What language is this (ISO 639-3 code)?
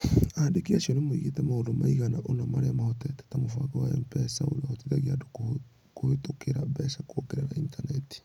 kik